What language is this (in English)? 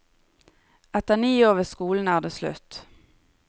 Norwegian